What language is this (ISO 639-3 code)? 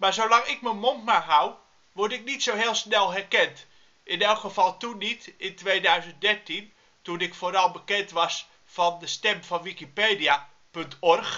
nld